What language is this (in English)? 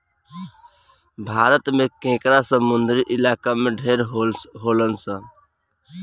Bhojpuri